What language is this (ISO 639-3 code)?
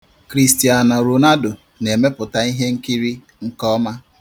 ibo